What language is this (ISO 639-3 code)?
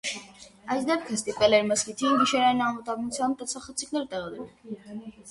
hye